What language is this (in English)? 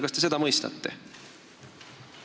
Estonian